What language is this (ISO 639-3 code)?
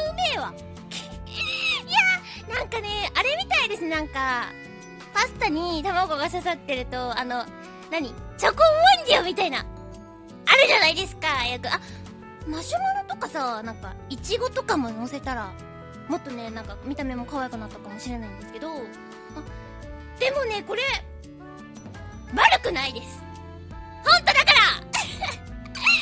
jpn